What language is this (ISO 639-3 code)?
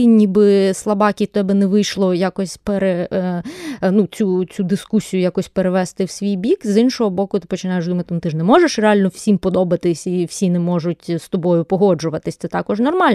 ukr